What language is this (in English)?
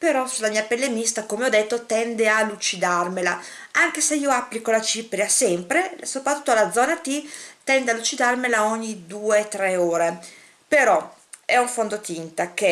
Italian